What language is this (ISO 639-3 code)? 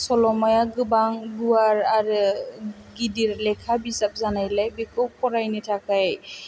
brx